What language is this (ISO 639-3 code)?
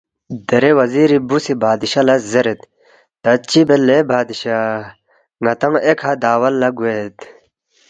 bft